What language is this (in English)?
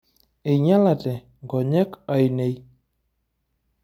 Masai